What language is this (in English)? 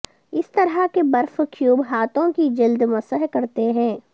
Urdu